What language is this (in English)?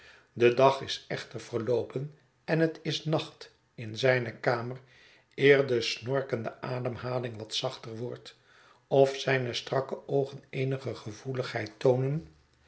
Dutch